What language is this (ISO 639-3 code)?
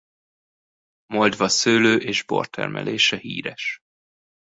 hun